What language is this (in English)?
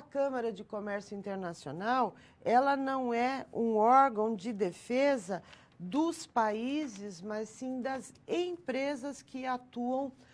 Portuguese